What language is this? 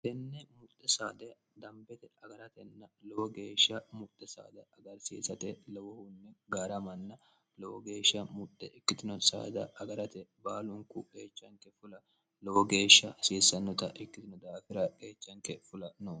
Sidamo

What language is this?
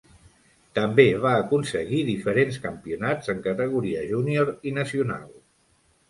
Catalan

